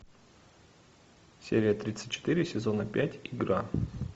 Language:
Russian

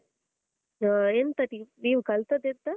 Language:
Kannada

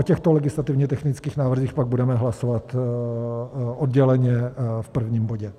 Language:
Czech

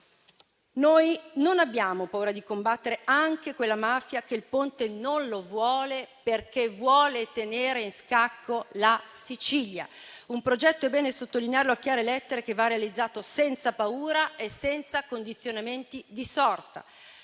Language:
Italian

